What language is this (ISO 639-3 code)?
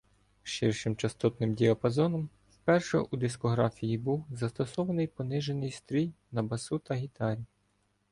ukr